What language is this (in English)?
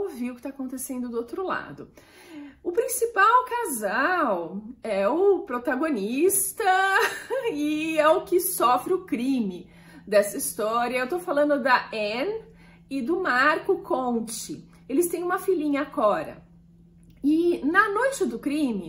Portuguese